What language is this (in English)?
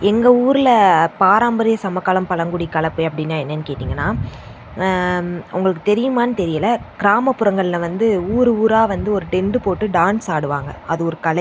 Tamil